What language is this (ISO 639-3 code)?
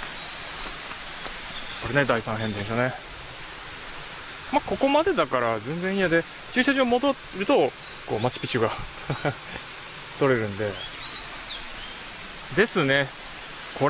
jpn